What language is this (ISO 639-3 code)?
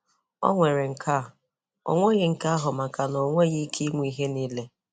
ibo